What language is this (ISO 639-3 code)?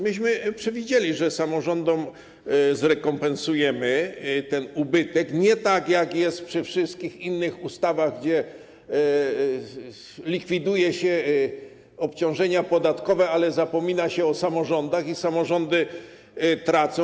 pol